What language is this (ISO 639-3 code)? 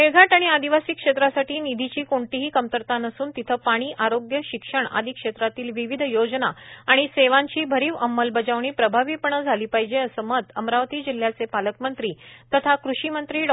mar